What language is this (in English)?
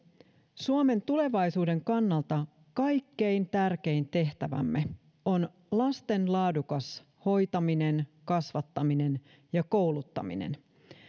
Finnish